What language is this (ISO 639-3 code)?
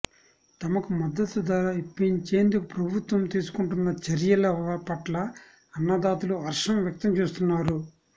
tel